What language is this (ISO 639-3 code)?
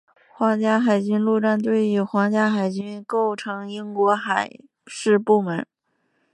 zho